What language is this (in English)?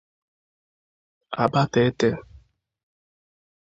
Igbo